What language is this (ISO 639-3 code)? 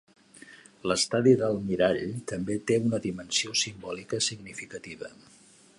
cat